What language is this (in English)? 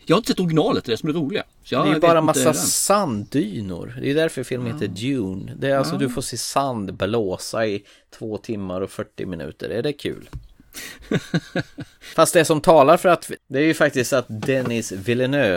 Swedish